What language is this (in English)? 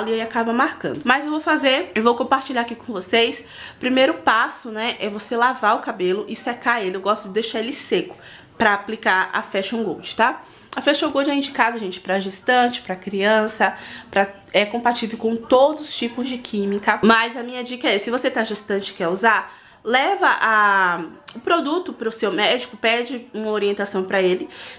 Portuguese